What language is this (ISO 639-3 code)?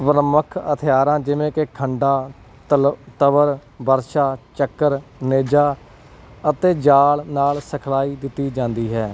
pan